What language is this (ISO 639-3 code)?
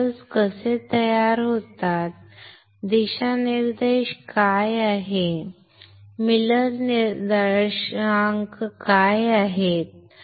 mar